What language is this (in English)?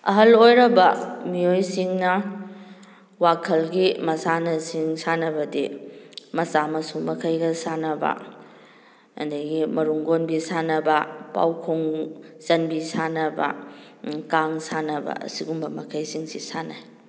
Manipuri